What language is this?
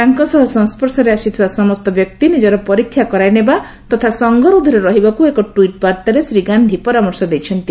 Odia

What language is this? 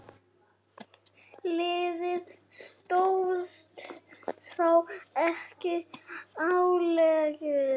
Icelandic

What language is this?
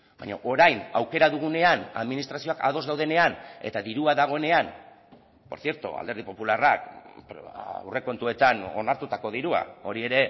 Basque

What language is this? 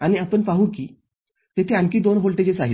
Marathi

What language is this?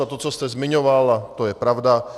Czech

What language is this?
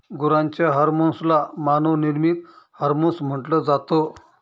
Marathi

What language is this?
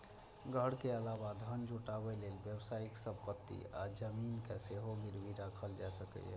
Maithili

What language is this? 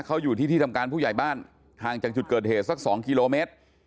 Thai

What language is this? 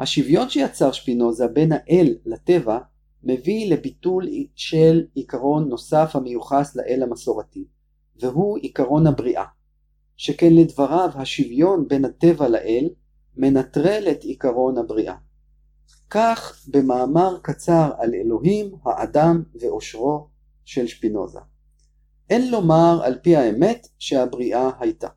Hebrew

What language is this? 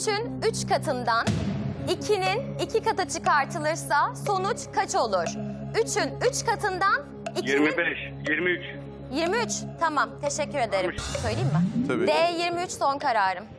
Turkish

